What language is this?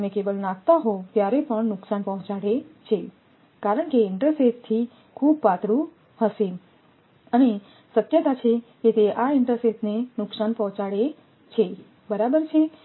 Gujarati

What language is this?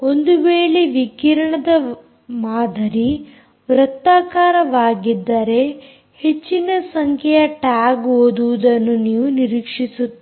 Kannada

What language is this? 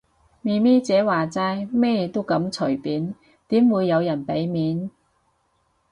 Cantonese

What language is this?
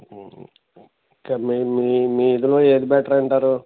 Telugu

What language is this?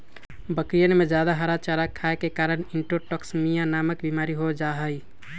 Magahi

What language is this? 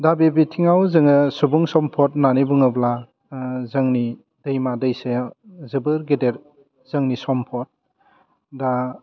Bodo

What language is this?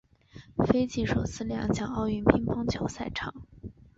Chinese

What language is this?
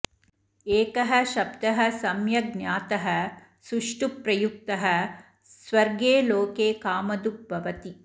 Sanskrit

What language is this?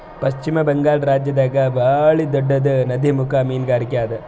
Kannada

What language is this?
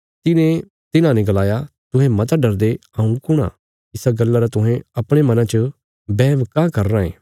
Bilaspuri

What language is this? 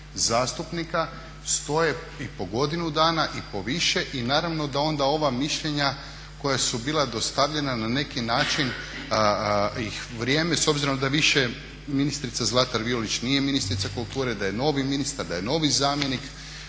Croatian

